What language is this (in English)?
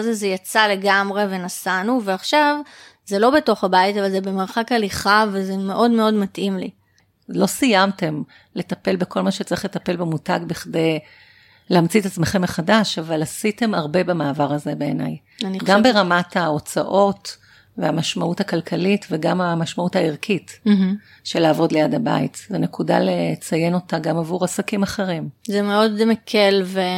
Hebrew